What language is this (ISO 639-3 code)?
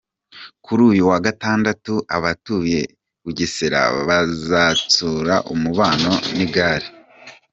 kin